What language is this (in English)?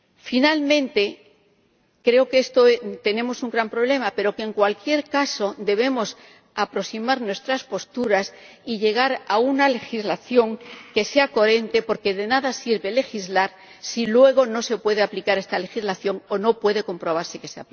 Spanish